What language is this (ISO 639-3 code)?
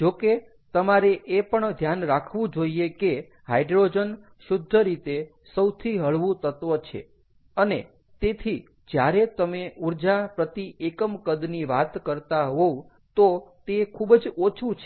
guj